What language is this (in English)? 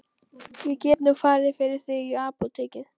Icelandic